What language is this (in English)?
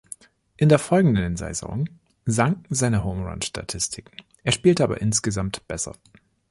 German